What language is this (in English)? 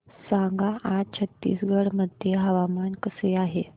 Marathi